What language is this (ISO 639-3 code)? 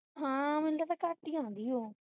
pan